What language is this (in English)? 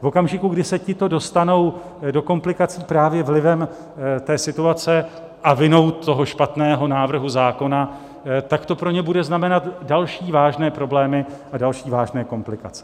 Czech